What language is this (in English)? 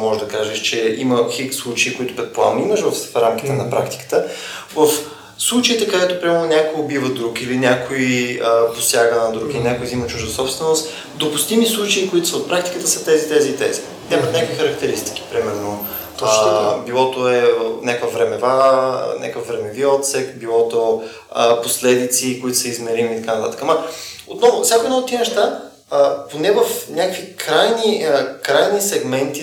Bulgarian